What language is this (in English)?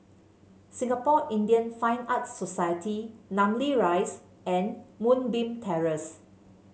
English